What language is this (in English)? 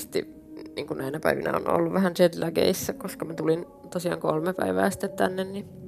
Finnish